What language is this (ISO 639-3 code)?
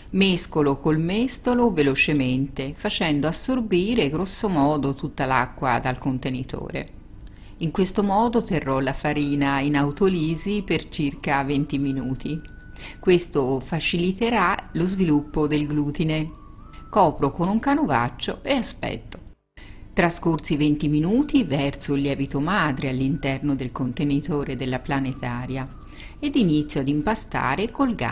ita